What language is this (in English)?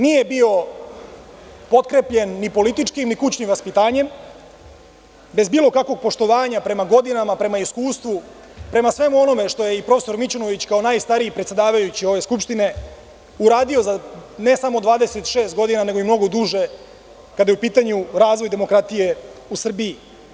Serbian